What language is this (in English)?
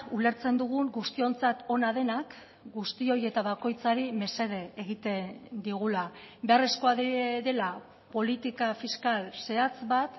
Basque